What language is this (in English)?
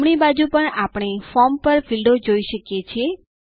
Gujarati